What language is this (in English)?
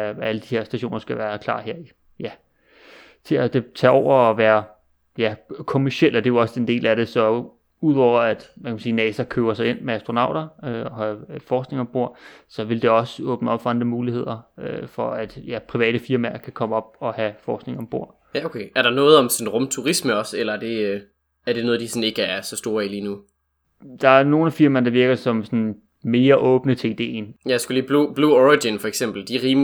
Danish